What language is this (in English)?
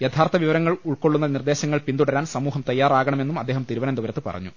Malayalam